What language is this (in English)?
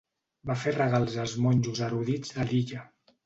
Catalan